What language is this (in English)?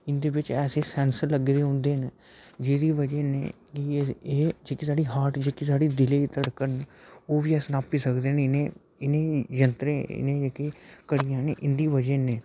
Dogri